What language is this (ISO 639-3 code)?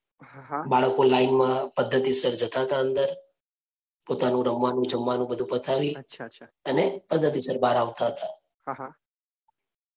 guj